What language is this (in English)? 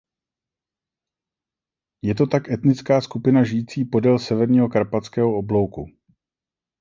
Czech